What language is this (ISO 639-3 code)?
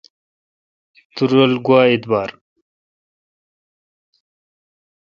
xka